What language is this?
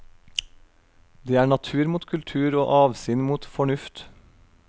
Norwegian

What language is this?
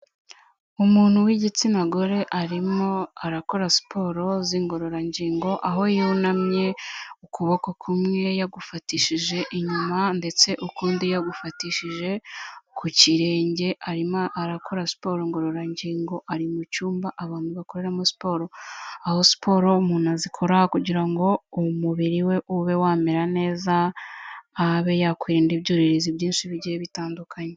Kinyarwanda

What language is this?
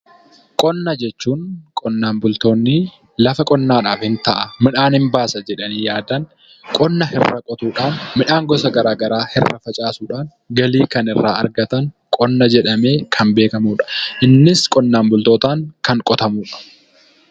Oromo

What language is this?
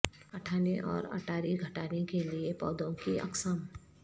Urdu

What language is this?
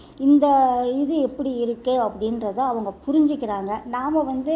Tamil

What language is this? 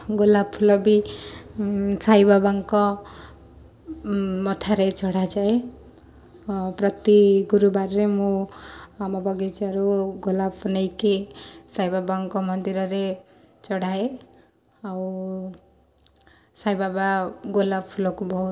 Odia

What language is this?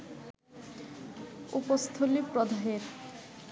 Bangla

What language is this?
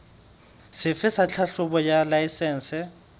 Southern Sotho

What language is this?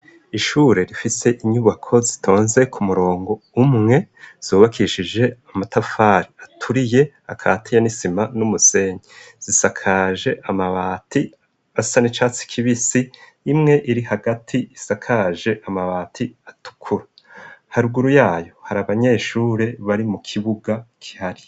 Rundi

